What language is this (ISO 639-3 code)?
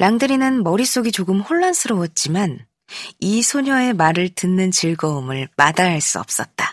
kor